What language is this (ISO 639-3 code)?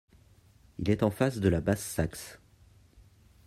fra